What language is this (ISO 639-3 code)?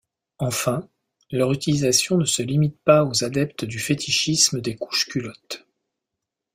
fra